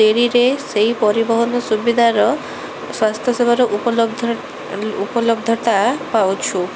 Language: Odia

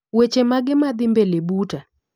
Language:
Luo (Kenya and Tanzania)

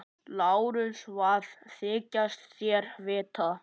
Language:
Icelandic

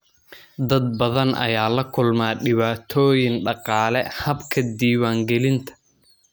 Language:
Somali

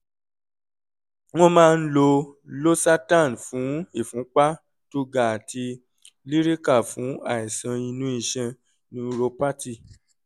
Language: Yoruba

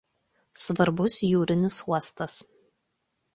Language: Lithuanian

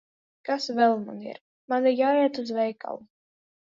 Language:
Latvian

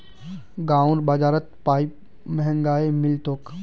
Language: Magahi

